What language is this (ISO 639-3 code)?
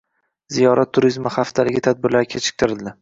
uzb